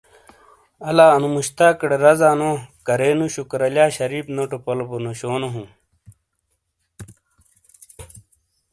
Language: Shina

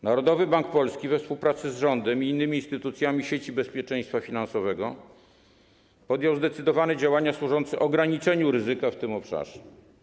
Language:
Polish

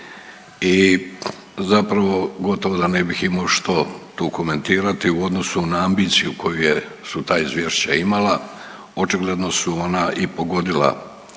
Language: Croatian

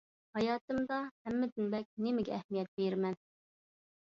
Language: Uyghur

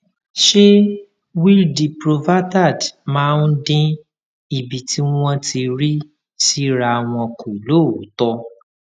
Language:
Yoruba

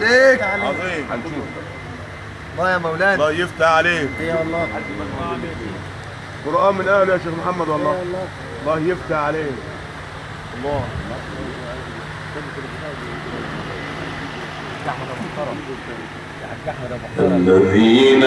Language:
Arabic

